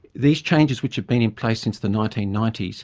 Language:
English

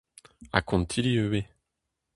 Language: Breton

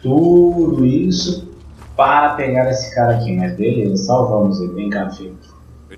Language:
Portuguese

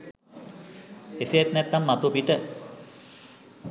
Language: Sinhala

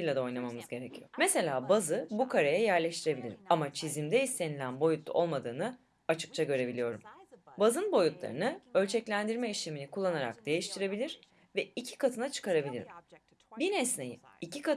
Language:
Turkish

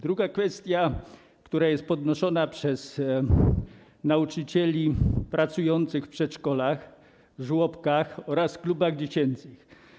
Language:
Polish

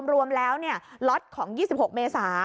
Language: Thai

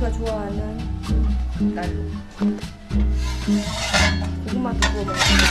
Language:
Korean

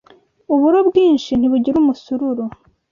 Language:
Kinyarwanda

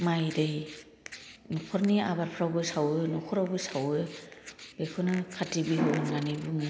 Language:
Bodo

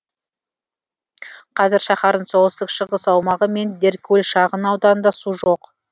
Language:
Kazakh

